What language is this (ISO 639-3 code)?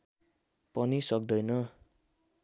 nep